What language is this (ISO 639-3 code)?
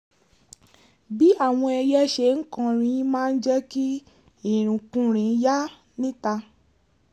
yor